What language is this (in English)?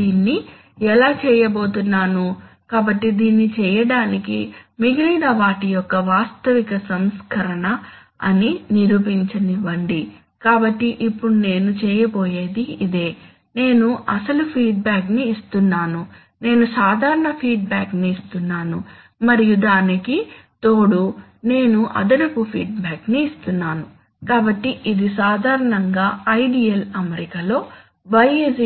Telugu